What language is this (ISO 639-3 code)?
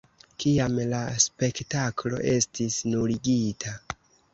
epo